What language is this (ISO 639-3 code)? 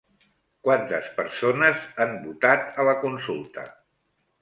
cat